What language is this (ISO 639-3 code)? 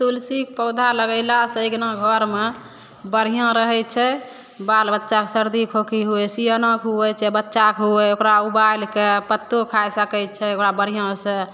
mai